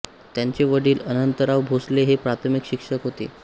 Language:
Marathi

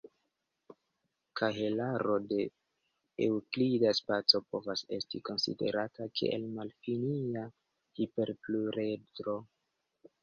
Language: Esperanto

